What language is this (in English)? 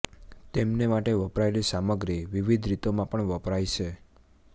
Gujarati